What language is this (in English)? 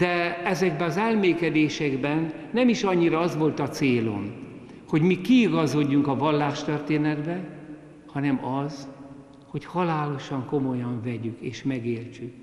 Hungarian